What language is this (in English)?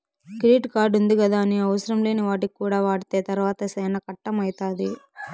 Telugu